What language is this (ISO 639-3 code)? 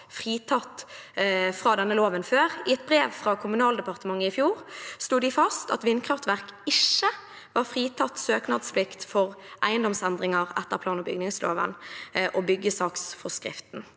nor